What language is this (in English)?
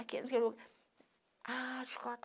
Portuguese